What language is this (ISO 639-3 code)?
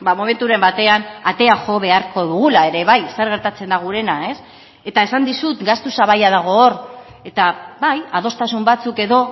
eus